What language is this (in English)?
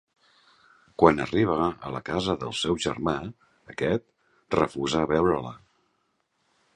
Catalan